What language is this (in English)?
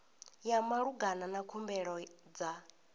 Venda